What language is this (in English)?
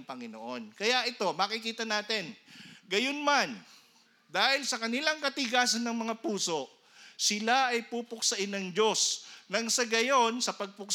Filipino